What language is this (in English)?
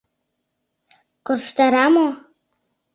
Mari